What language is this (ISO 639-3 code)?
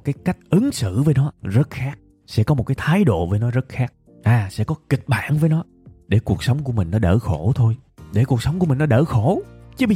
vie